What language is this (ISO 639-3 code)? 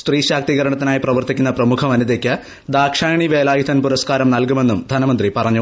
mal